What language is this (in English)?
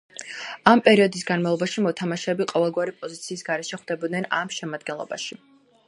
Georgian